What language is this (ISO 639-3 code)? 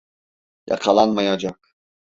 tur